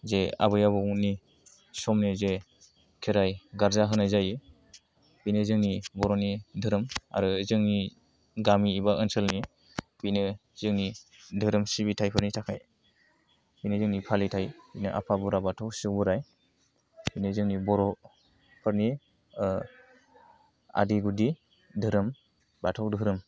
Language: Bodo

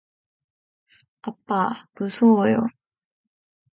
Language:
Korean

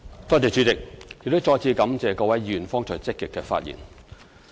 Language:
Cantonese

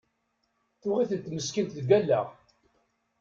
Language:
Kabyle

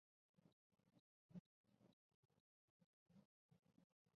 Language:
Chinese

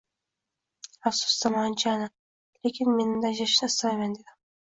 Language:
Uzbek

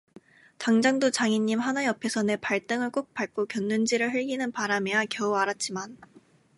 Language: Korean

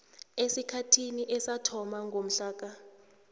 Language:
South Ndebele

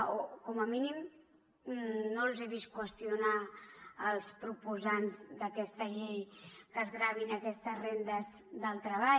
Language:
Catalan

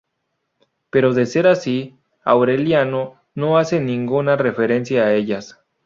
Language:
Spanish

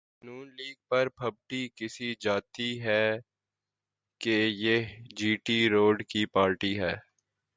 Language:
Urdu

